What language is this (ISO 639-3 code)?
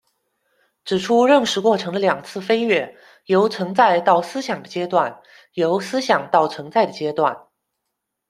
zho